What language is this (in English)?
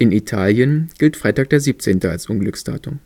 German